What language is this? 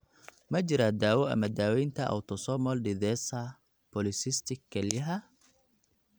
Somali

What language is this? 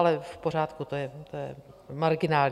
Czech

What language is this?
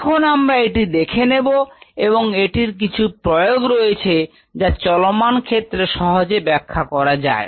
Bangla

